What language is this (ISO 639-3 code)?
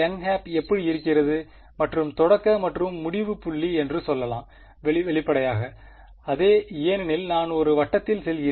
tam